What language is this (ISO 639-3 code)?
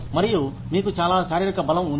tel